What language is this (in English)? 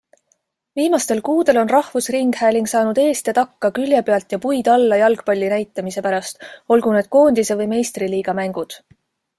Estonian